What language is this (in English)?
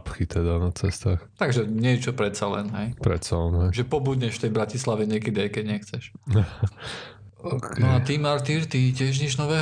Slovak